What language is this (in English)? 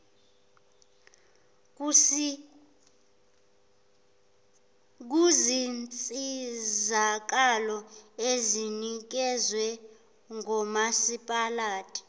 Zulu